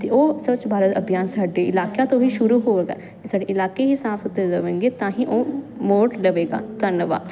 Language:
Punjabi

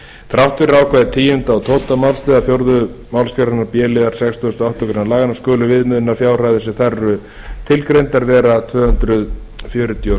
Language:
Icelandic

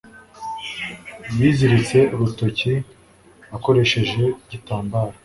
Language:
Kinyarwanda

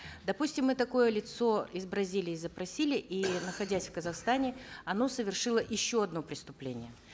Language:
Kazakh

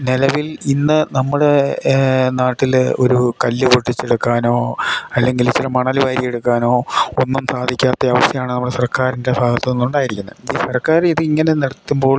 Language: Malayalam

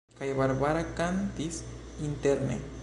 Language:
Esperanto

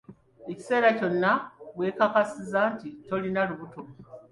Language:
Ganda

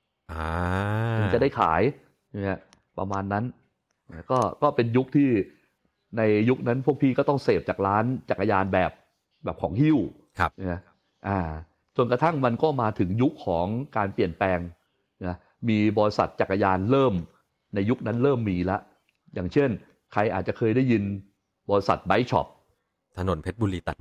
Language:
Thai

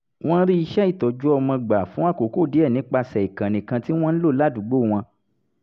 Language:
Yoruba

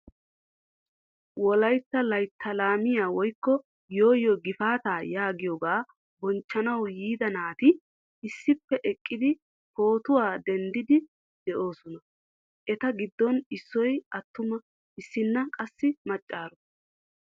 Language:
Wolaytta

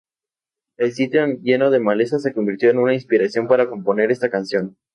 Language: Spanish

